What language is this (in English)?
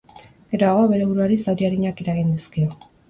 Basque